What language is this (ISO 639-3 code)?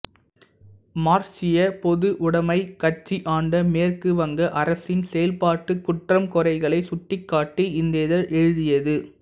tam